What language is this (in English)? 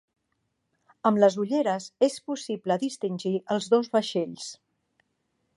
Catalan